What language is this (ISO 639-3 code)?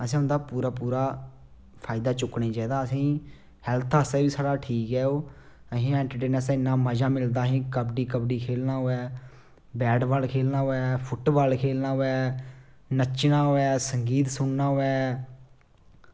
doi